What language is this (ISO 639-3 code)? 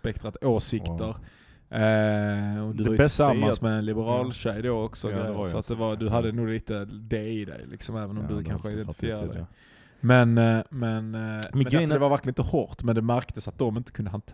swe